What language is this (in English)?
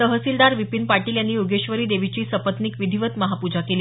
Marathi